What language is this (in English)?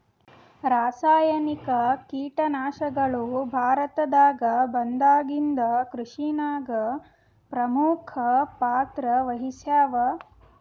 Kannada